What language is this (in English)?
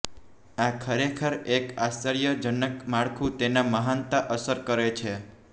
Gujarati